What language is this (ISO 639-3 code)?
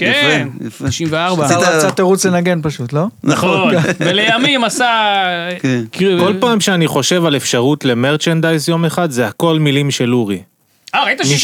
heb